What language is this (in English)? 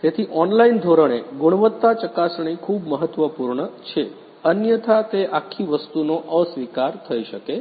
Gujarati